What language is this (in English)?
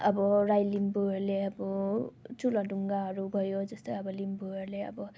Nepali